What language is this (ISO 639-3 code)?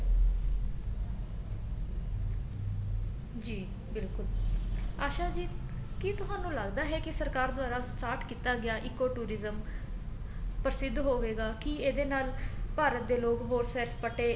pan